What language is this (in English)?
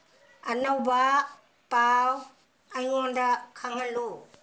Manipuri